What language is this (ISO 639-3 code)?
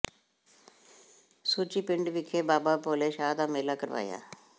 pan